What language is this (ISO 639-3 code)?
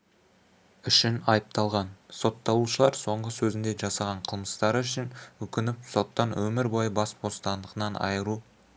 kaz